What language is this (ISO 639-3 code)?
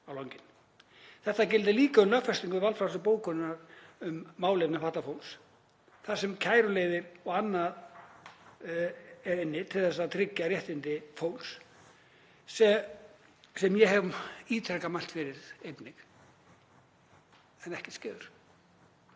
isl